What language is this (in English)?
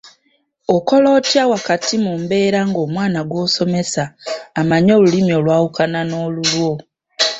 Ganda